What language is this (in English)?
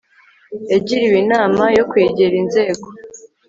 Kinyarwanda